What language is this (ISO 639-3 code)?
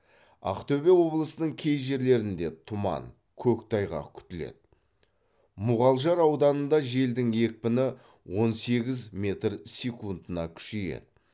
kaz